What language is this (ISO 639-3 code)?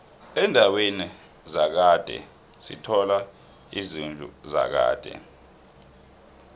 nbl